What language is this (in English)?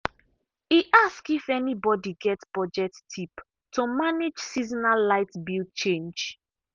Nigerian Pidgin